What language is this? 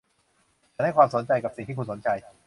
Thai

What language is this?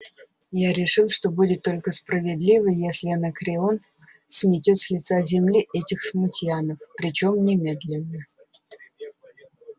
Russian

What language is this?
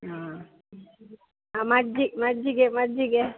Kannada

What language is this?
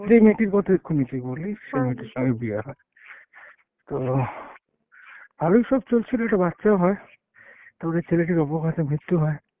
Bangla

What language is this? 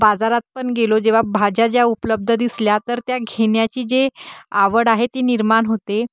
Marathi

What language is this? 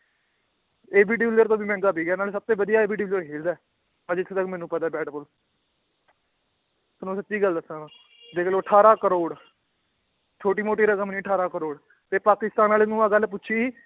Punjabi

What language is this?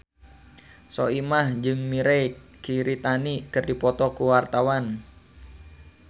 Sundanese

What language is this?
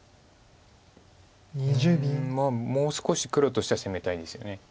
Japanese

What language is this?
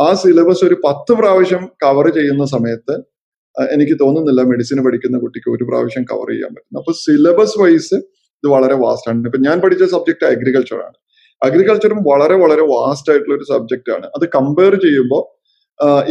Malayalam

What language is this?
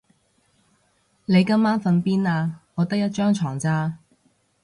Cantonese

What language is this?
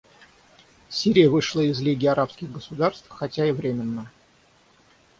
Russian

